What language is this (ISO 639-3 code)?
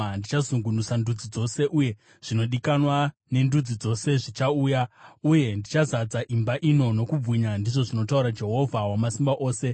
sna